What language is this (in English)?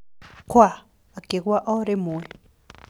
Kikuyu